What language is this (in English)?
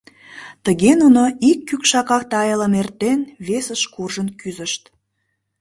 Mari